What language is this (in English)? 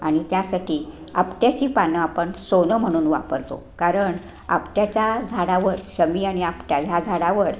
Marathi